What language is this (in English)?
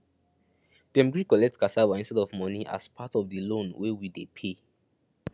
Nigerian Pidgin